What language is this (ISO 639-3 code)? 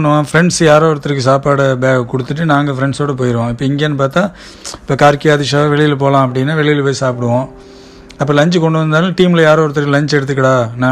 tam